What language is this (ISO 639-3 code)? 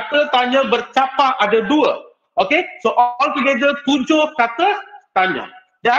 msa